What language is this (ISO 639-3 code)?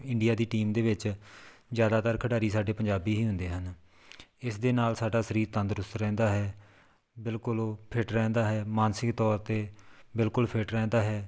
pan